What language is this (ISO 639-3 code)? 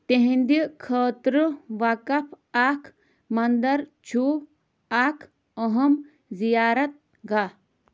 kas